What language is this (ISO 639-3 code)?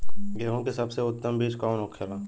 bho